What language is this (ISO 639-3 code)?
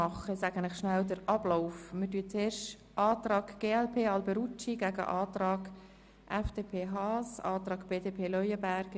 gsw